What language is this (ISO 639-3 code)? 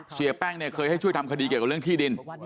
tha